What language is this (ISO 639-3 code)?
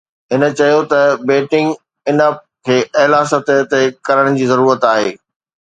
snd